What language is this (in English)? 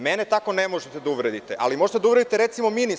Serbian